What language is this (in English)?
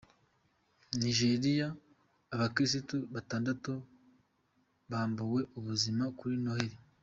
Kinyarwanda